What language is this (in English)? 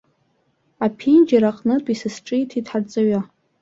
Abkhazian